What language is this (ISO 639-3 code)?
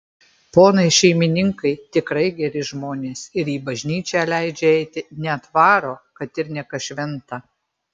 lit